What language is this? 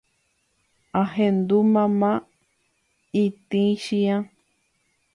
Guarani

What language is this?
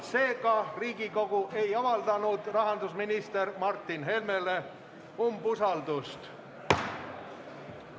Estonian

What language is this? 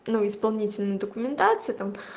Russian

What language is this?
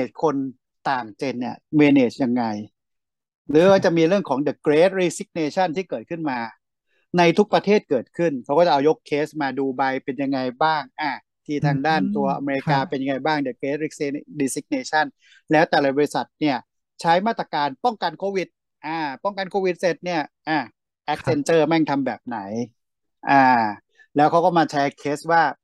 Thai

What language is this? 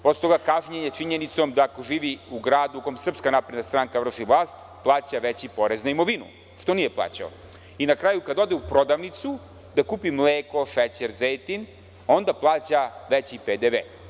Serbian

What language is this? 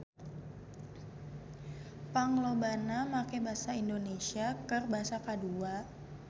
Sundanese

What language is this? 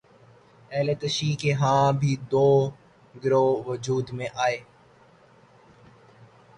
Urdu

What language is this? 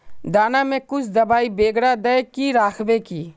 Magahi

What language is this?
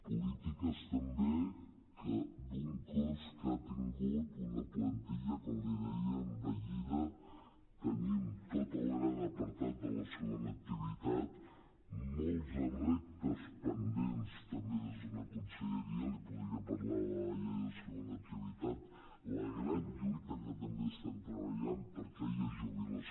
Catalan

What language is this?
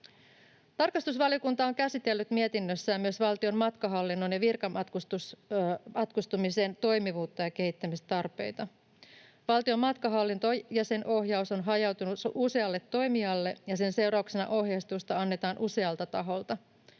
Finnish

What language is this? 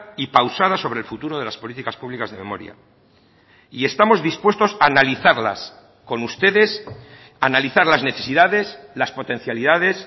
Spanish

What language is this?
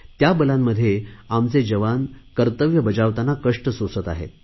Marathi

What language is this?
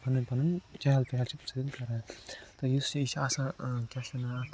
Kashmiri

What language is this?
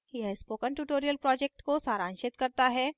Hindi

